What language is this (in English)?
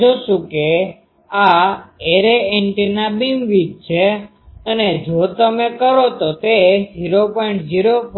Gujarati